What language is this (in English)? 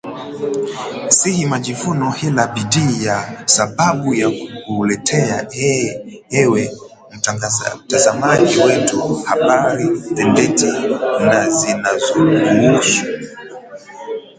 Swahili